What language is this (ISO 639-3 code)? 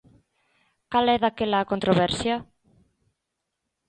glg